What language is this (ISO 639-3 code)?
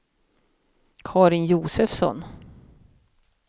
swe